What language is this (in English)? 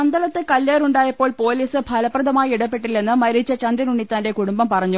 Malayalam